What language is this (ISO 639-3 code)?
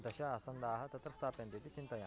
san